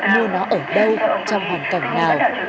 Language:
Vietnamese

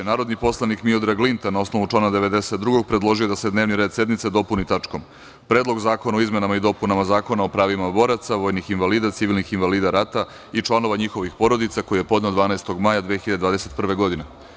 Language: Serbian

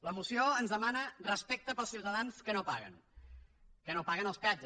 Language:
Catalan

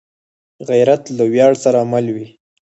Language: Pashto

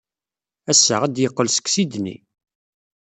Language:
Kabyle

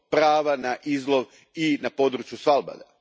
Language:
Croatian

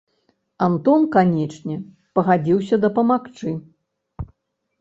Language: Belarusian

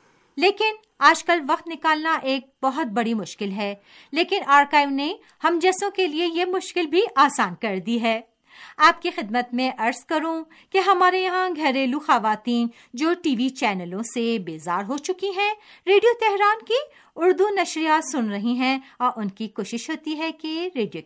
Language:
Urdu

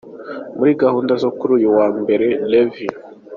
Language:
Kinyarwanda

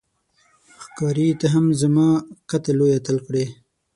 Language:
Pashto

